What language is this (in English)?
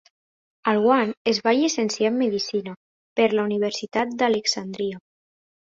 Catalan